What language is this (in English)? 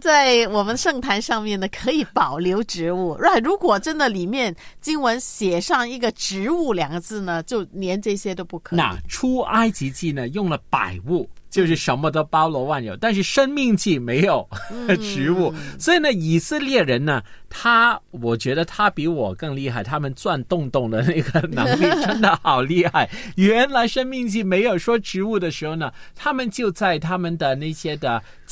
Chinese